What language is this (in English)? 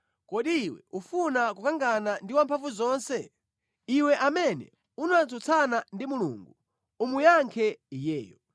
Nyanja